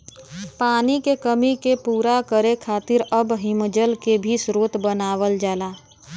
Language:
Bhojpuri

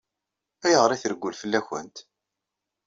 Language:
Kabyle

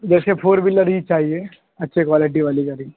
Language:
Urdu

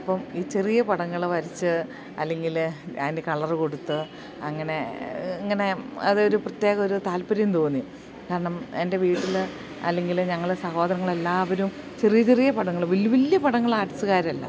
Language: Malayalam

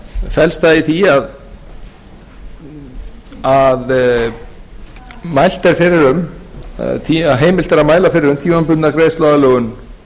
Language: Icelandic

